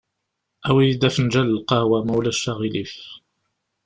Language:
Kabyle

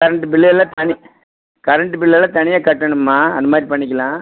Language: Tamil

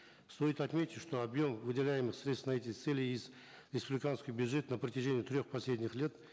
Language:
Kazakh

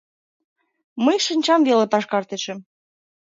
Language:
Mari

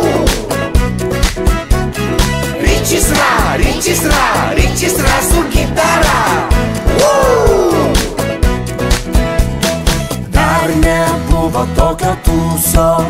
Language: Romanian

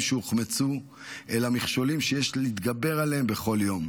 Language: Hebrew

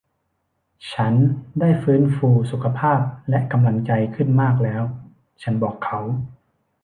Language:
Thai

